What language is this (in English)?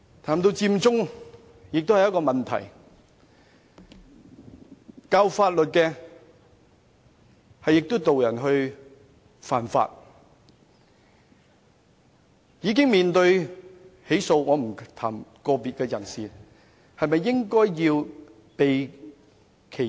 Cantonese